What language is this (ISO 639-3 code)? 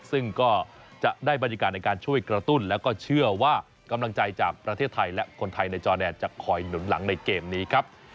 tha